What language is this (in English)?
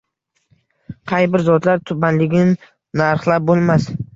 Uzbek